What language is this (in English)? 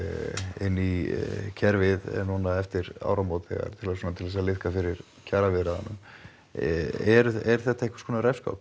Icelandic